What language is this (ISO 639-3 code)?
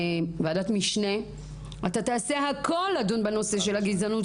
heb